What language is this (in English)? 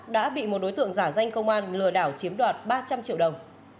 Vietnamese